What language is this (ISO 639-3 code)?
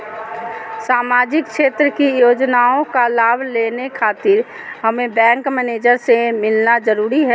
mag